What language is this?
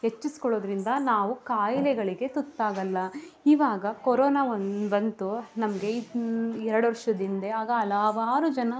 Kannada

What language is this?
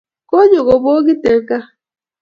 Kalenjin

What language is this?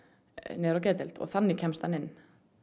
Icelandic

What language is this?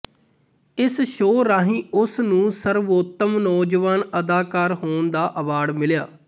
Punjabi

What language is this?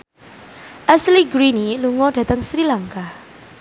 Javanese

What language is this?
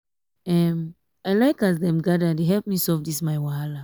Nigerian Pidgin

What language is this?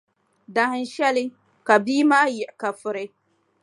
Dagbani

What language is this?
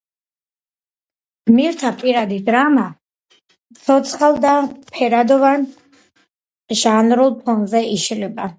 Georgian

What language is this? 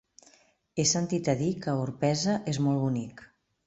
Catalan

